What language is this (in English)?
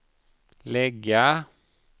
Swedish